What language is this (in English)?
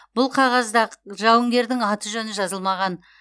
Kazakh